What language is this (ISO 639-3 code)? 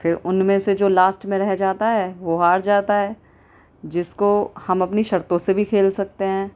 urd